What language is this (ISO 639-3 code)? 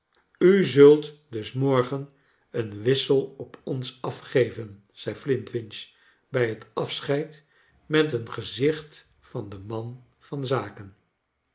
nld